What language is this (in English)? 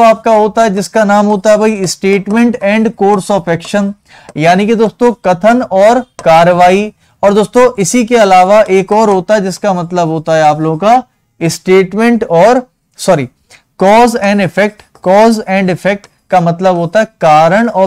Hindi